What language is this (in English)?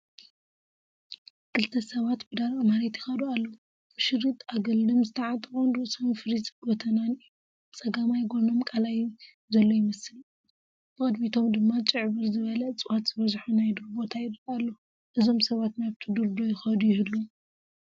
Tigrinya